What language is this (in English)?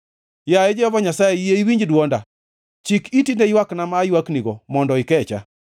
Luo (Kenya and Tanzania)